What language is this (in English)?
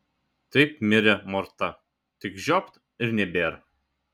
Lithuanian